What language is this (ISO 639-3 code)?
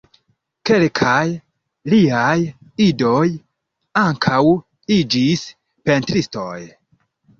epo